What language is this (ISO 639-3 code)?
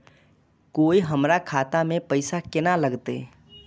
mai